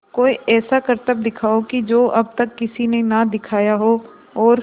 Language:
Hindi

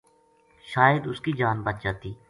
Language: Gujari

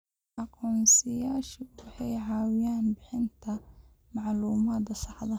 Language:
Somali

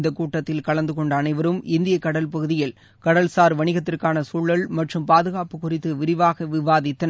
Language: Tamil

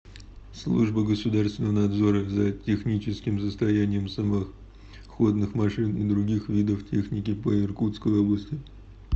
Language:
Russian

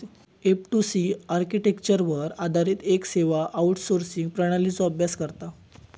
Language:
Marathi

